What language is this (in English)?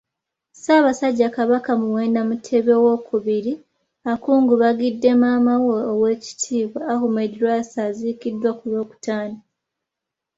Ganda